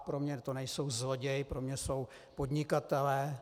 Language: Czech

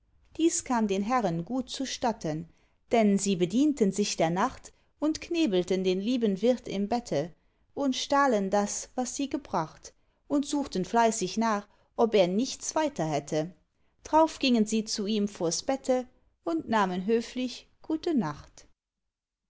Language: German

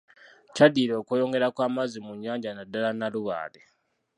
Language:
Ganda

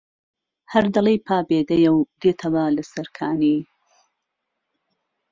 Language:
Central Kurdish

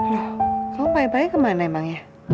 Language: Indonesian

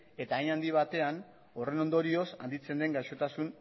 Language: Basque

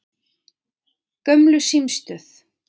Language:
Icelandic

